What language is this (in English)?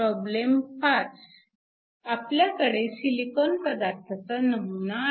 Marathi